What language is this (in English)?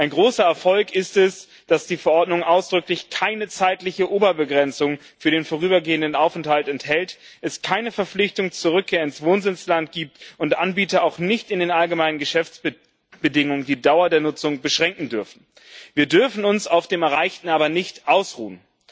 German